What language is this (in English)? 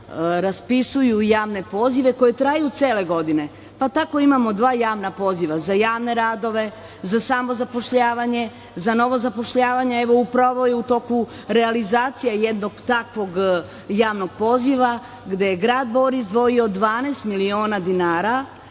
Serbian